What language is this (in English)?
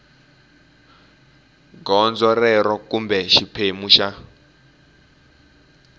Tsonga